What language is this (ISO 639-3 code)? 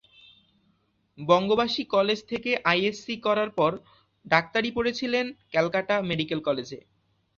ben